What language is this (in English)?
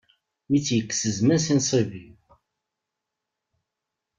Kabyle